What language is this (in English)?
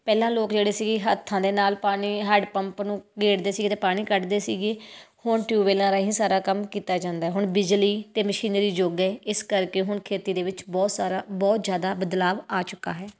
Punjabi